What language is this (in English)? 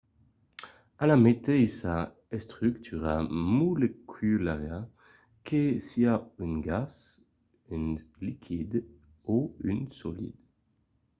Occitan